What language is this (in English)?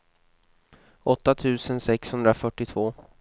Swedish